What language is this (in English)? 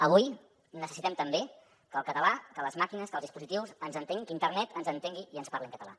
Catalan